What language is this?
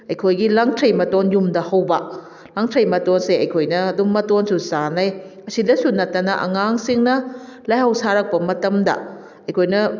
Manipuri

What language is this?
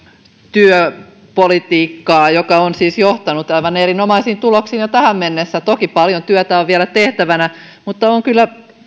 Finnish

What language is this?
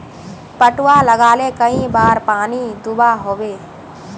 Magahi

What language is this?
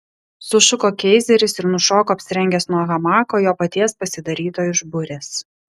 Lithuanian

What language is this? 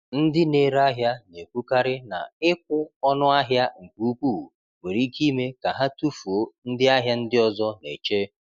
Igbo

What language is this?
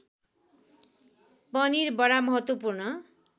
Nepali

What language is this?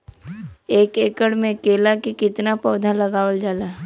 Bhojpuri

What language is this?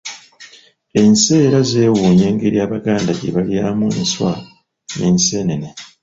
Ganda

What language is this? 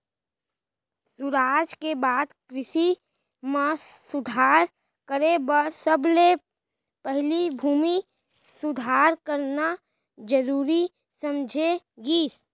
Chhattisgarhi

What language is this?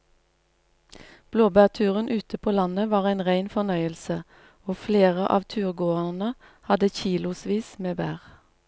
Norwegian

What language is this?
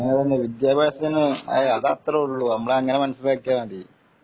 Malayalam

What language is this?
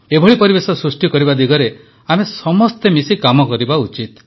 Odia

